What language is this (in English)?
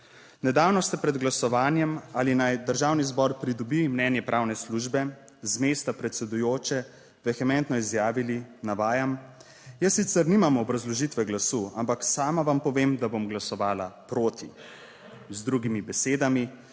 Slovenian